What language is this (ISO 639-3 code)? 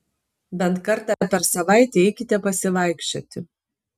lit